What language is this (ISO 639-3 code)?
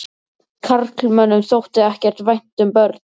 isl